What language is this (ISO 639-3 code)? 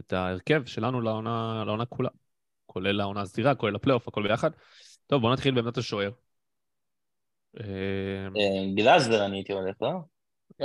heb